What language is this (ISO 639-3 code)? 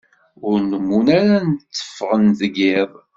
kab